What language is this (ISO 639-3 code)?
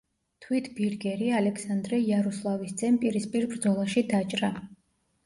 kat